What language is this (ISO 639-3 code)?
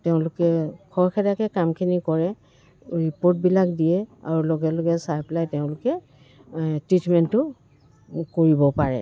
asm